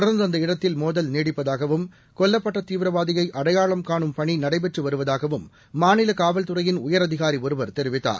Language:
Tamil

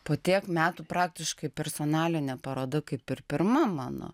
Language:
Lithuanian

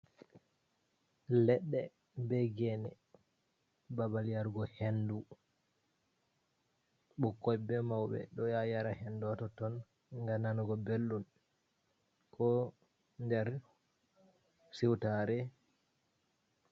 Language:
Fula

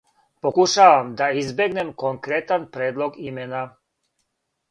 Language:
Serbian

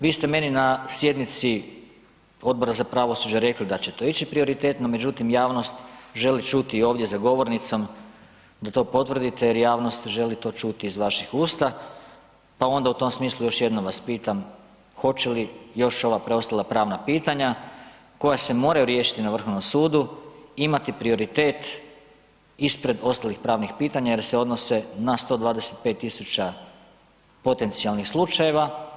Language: Croatian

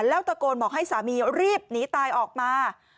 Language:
Thai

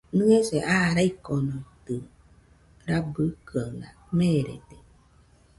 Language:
Nüpode Huitoto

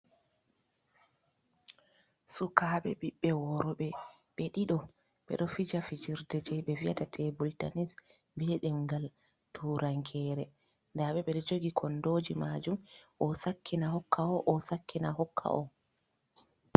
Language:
Fula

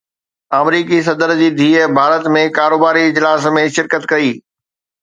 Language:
Sindhi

